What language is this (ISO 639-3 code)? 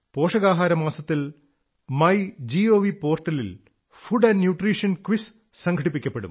mal